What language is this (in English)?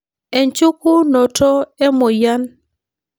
Masai